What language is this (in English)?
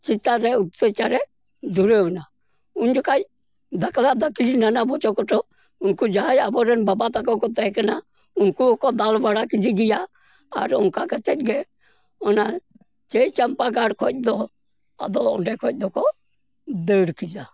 Santali